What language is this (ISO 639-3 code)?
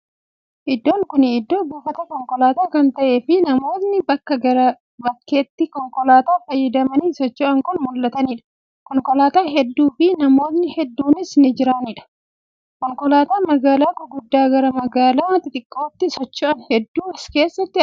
orm